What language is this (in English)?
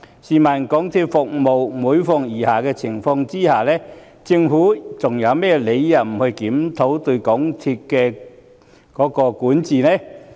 Cantonese